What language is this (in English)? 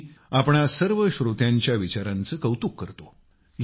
Marathi